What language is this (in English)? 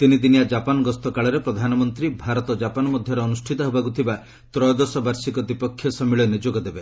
Odia